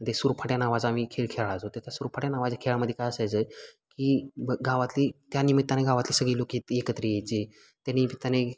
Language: Marathi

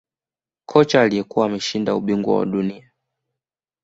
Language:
Swahili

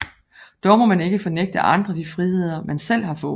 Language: Danish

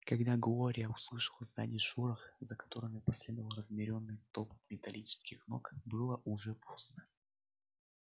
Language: Russian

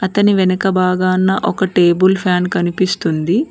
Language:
Telugu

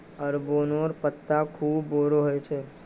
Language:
Magahi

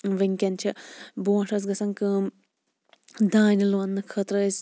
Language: Kashmiri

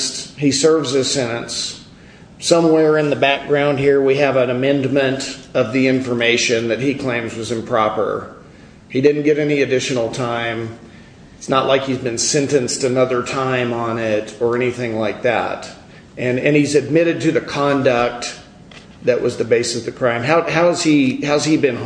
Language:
English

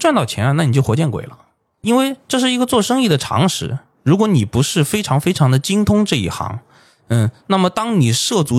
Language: Chinese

